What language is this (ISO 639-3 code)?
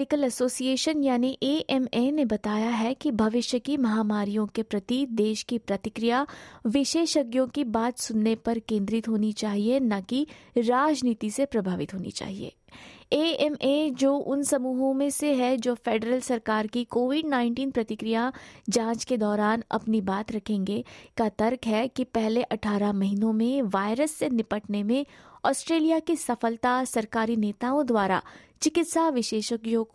hin